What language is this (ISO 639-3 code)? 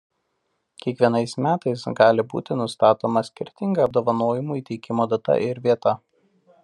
lit